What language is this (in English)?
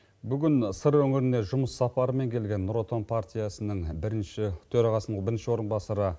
Kazakh